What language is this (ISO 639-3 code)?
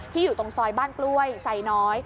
tha